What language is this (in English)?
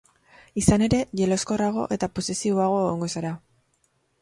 Basque